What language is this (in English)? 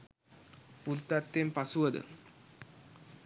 Sinhala